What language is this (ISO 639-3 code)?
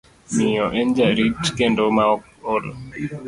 luo